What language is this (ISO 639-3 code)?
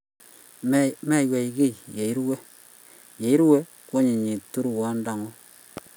kln